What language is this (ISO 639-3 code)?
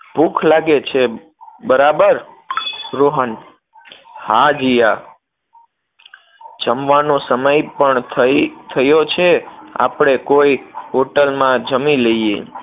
guj